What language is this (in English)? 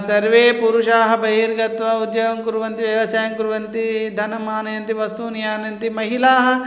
Sanskrit